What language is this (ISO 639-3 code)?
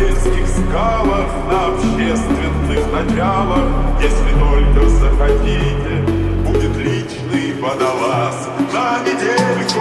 rus